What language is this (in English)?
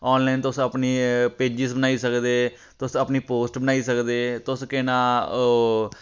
Dogri